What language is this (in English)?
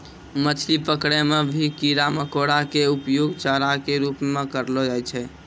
Maithili